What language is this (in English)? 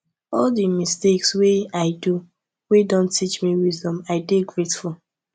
Nigerian Pidgin